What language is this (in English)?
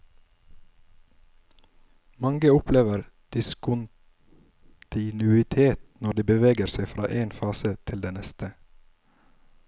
Norwegian